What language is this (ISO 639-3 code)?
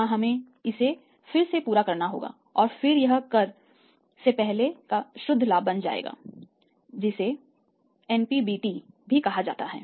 hin